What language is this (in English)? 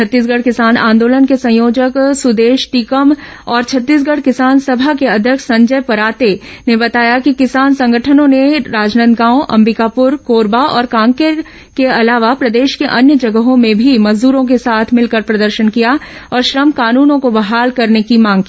Hindi